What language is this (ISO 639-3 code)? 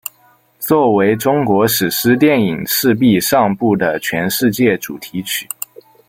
zho